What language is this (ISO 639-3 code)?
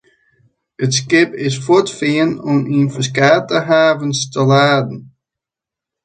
fry